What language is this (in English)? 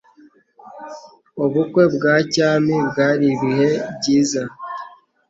Kinyarwanda